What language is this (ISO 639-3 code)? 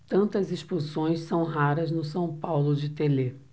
por